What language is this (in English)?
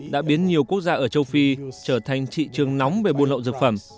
Vietnamese